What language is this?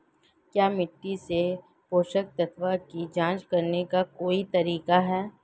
Hindi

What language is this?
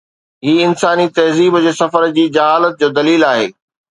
Sindhi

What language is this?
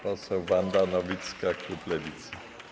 Polish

